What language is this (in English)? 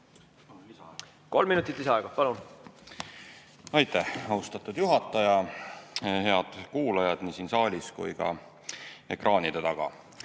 Estonian